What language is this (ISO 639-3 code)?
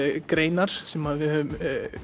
isl